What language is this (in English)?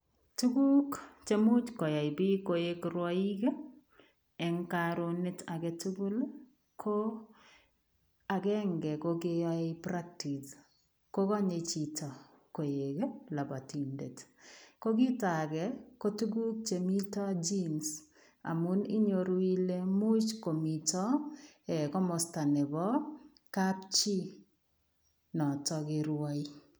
Kalenjin